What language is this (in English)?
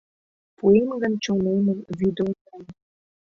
Mari